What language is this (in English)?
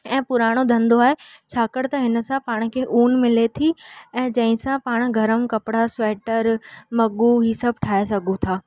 Sindhi